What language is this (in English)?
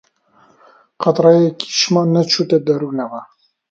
Central Kurdish